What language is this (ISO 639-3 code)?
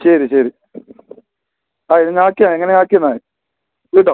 mal